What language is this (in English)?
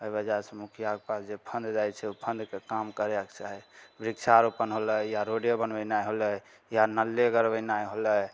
Maithili